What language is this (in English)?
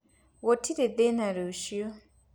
Kikuyu